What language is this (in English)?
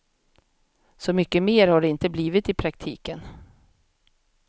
Swedish